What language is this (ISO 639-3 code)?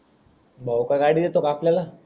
mar